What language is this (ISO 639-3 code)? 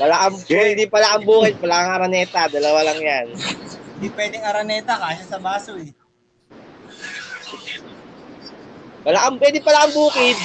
fil